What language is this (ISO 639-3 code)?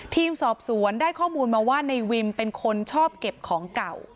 tha